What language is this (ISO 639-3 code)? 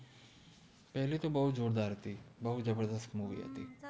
guj